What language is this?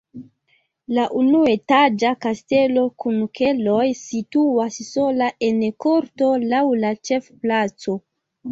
Esperanto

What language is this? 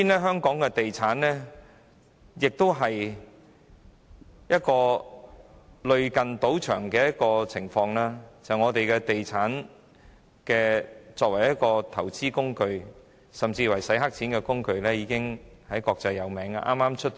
Cantonese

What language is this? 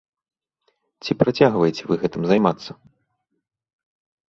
Belarusian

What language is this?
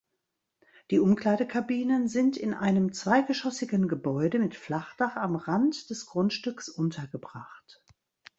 German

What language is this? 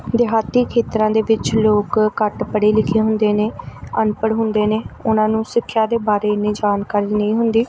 Punjabi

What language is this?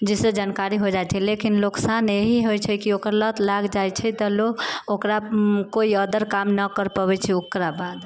Maithili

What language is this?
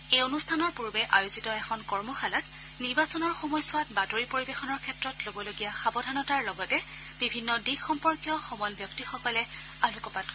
Assamese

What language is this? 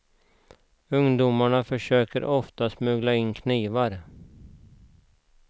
Swedish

